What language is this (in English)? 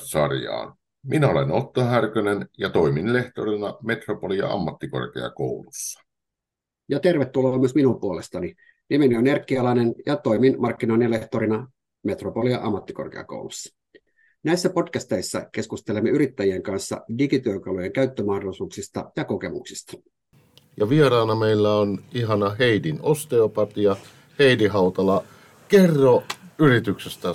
Finnish